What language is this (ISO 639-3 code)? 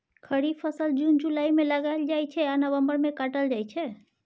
mai